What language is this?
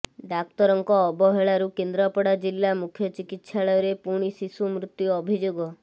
Odia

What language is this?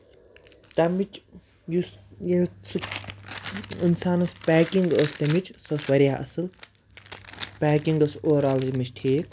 Kashmiri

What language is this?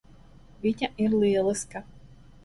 Latvian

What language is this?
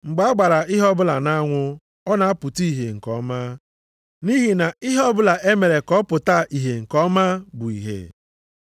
Igbo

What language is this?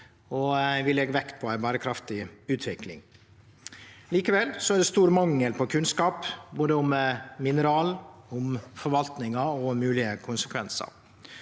Norwegian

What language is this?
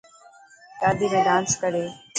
Dhatki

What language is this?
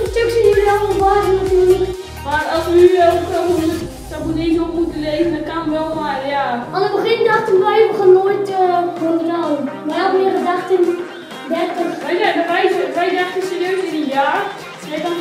Dutch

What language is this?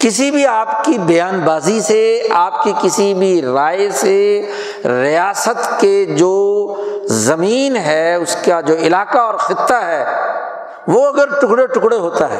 Urdu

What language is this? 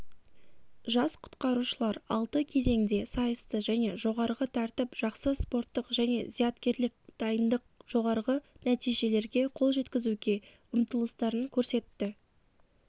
Kazakh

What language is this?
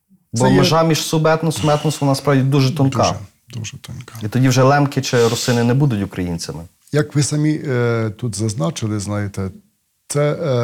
Ukrainian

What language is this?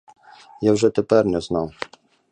Ukrainian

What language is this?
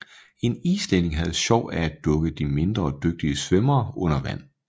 Danish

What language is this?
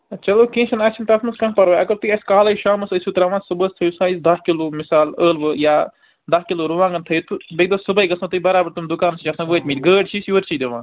Kashmiri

